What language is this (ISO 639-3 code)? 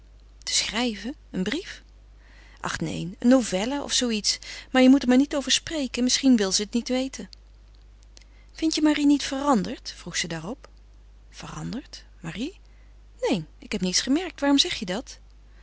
nld